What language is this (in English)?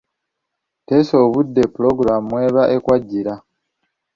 Ganda